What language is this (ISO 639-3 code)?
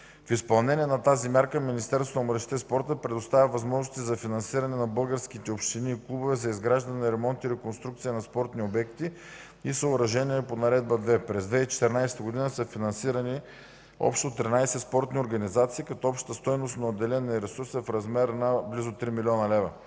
bul